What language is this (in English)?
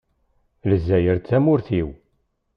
Kabyle